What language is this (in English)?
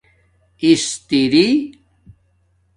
Domaaki